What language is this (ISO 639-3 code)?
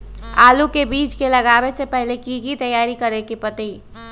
mag